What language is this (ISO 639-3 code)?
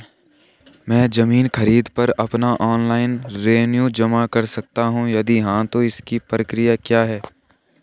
hin